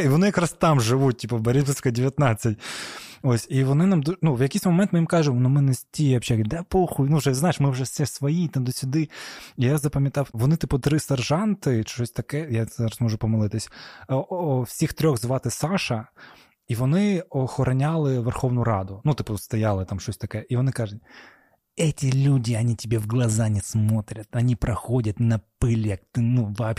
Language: Ukrainian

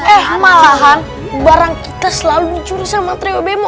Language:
Indonesian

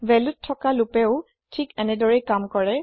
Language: Assamese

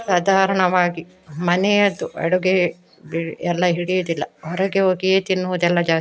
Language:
Kannada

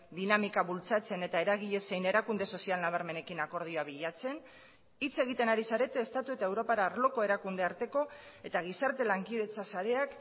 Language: Basque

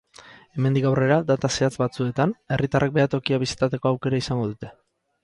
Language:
Basque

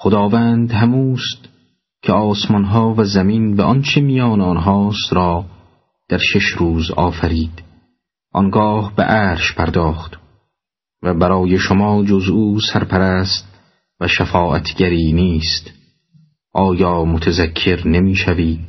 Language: Persian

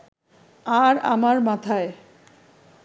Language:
Bangla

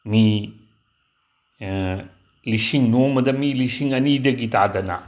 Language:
Manipuri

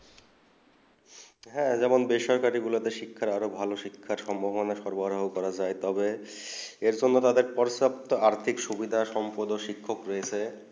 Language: Bangla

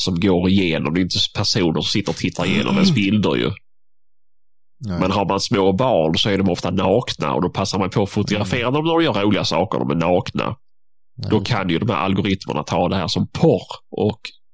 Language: Swedish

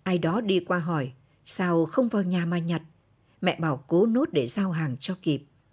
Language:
Vietnamese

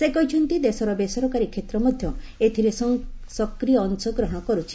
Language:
Odia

